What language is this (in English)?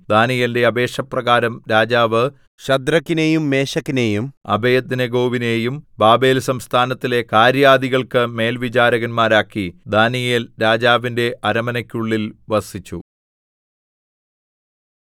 Malayalam